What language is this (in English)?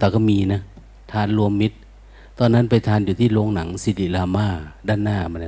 Thai